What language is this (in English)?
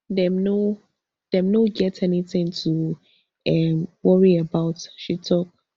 Nigerian Pidgin